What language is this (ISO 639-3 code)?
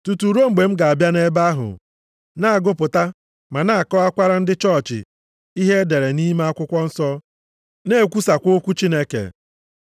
ibo